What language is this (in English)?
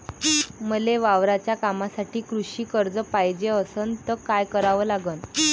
Marathi